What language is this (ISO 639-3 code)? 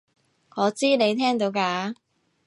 yue